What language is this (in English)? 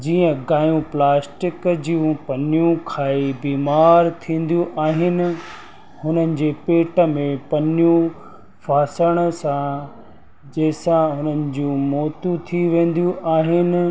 Sindhi